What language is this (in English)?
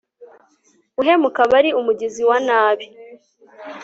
Kinyarwanda